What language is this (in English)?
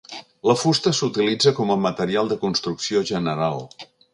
Catalan